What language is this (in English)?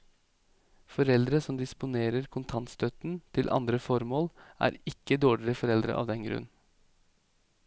Norwegian